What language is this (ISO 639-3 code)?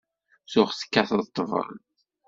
kab